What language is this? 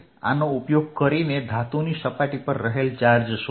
Gujarati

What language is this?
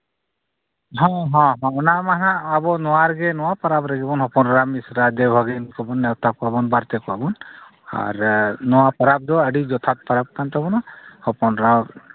Santali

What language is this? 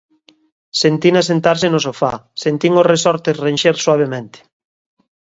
Galician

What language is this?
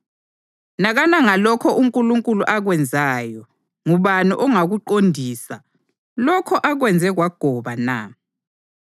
North Ndebele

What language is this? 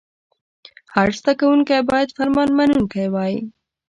Pashto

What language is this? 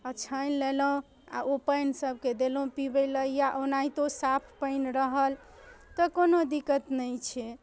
Maithili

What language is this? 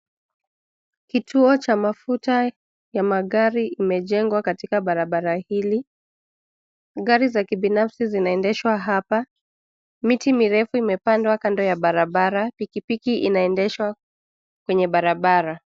Swahili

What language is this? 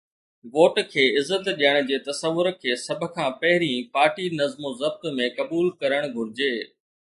Sindhi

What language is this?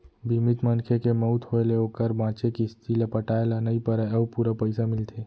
Chhattisgarhi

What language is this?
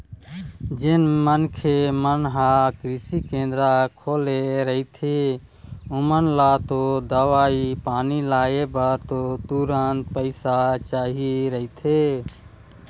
Chhattisgarhi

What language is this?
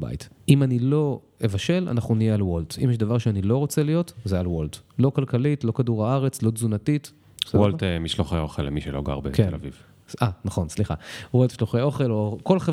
Hebrew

